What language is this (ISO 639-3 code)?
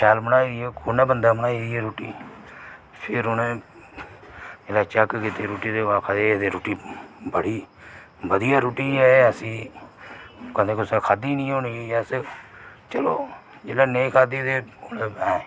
doi